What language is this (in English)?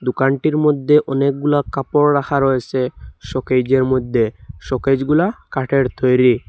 Bangla